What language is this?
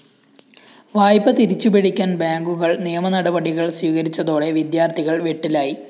Malayalam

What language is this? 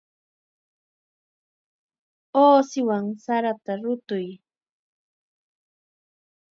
Chiquián Ancash Quechua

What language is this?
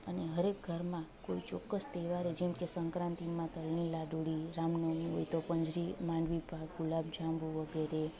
Gujarati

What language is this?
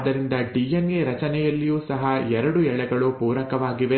Kannada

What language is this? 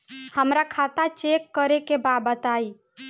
Bhojpuri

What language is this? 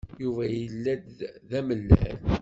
Kabyle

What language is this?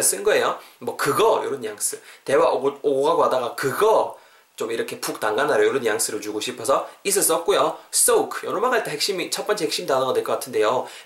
Korean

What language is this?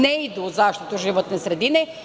Serbian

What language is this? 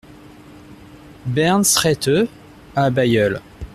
French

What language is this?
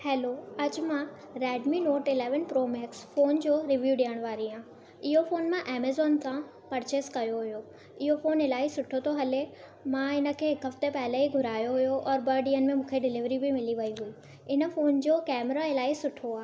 Sindhi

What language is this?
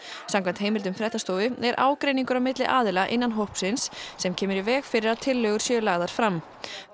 Icelandic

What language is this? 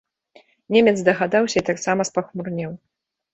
Belarusian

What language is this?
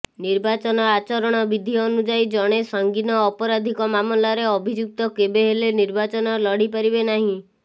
Odia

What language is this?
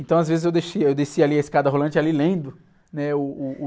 Portuguese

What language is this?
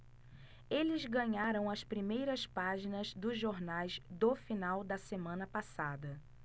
Portuguese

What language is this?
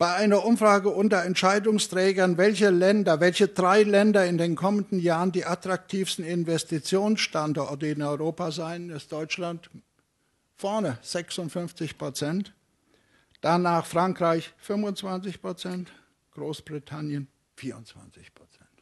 German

